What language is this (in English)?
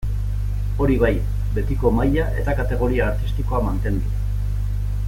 Basque